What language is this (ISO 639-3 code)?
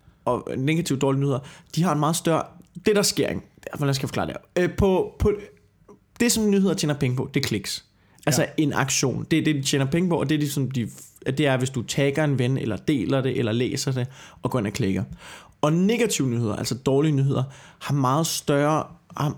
dan